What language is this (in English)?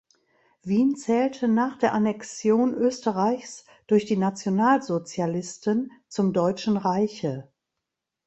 German